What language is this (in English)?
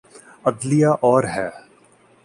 Urdu